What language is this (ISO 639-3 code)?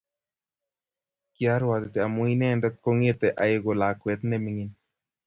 kln